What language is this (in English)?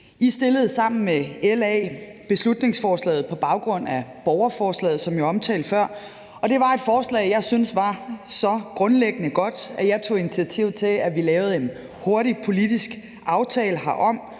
Danish